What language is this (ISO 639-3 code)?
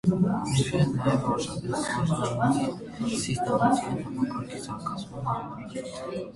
hye